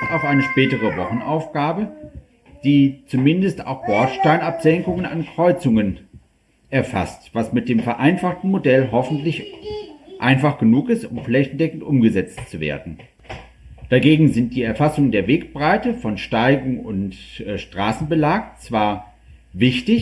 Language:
German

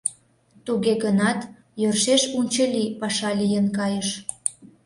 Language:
Mari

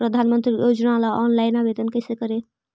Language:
Magahi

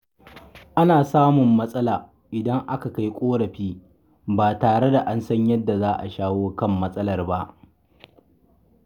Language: Hausa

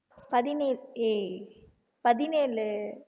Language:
Tamil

